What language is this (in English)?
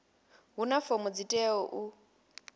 Venda